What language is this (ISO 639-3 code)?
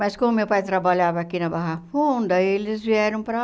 por